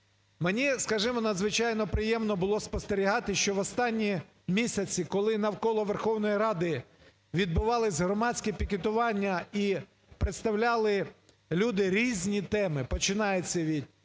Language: Ukrainian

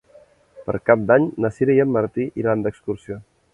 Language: Catalan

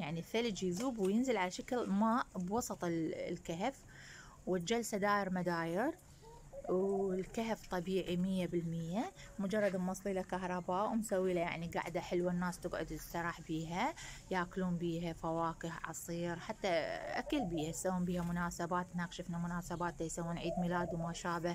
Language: Arabic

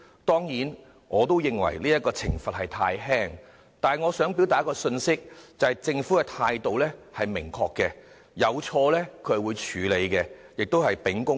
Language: Cantonese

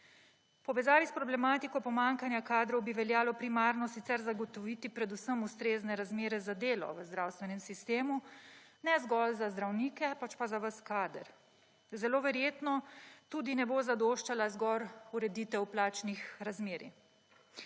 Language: Slovenian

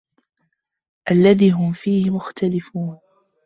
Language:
Arabic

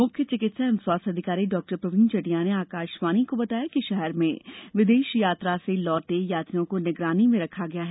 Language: Hindi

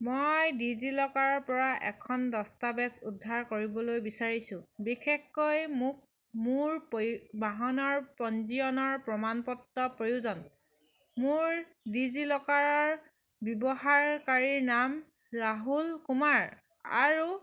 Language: Assamese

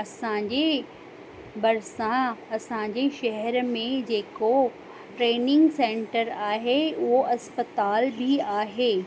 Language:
Sindhi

